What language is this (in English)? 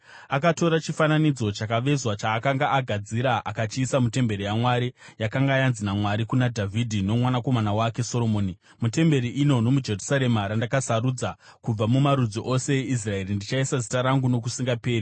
Shona